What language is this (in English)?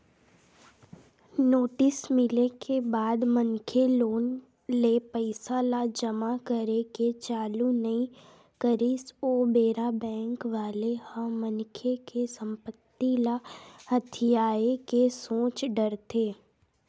Chhattisgarhi